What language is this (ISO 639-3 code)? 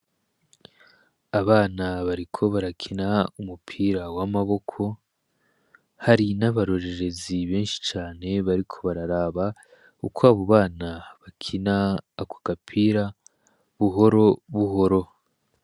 run